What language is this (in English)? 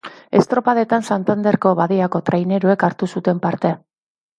Basque